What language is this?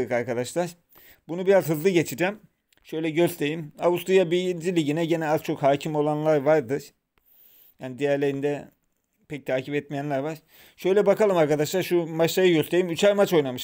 Turkish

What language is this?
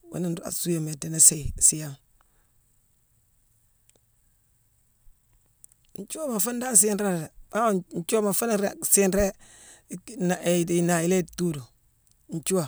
Mansoanka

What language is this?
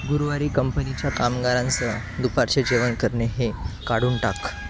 Marathi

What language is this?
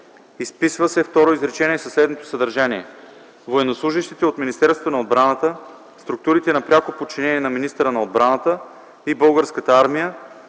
Bulgarian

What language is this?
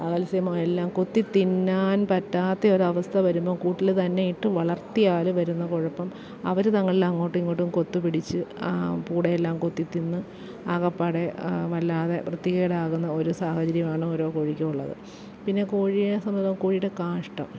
Malayalam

